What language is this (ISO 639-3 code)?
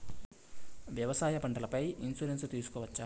tel